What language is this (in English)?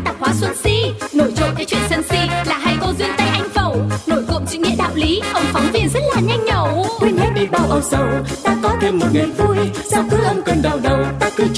Vietnamese